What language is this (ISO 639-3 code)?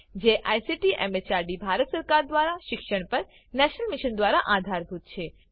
guj